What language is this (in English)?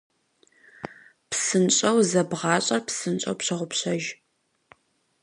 Kabardian